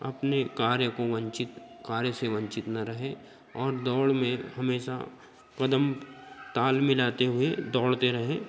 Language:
Hindi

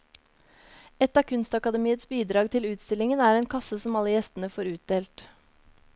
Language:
Norwegian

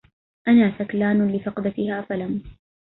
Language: Arabic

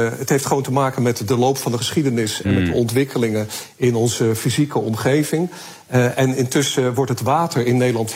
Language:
Dutch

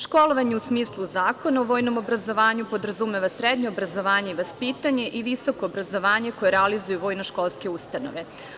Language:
Serbian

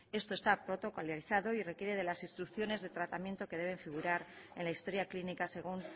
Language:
Spanish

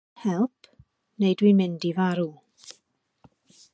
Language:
Welsh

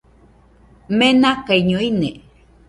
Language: Nüpode Huitoto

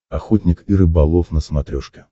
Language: Russian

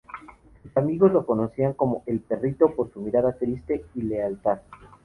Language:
Spanish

